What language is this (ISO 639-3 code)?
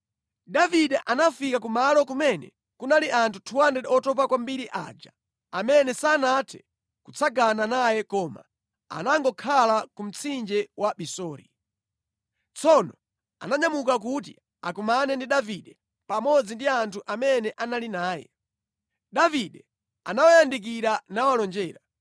nya